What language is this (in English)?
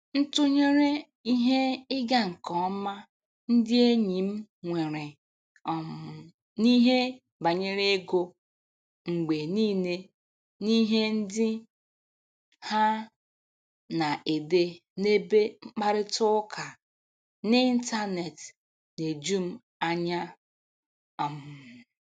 Igbo